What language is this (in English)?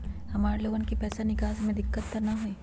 Magahi